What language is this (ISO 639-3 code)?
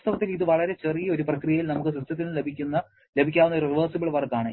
mal